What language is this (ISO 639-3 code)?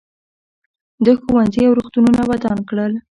pus